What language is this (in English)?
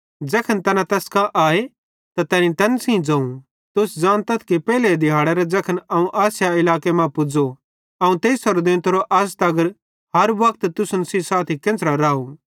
Bhadrawahi